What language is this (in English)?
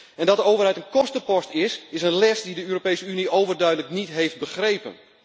Dutch